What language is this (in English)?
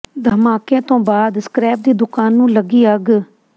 Punjabi